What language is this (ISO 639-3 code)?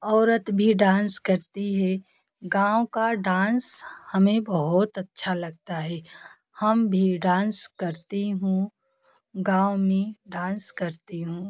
hin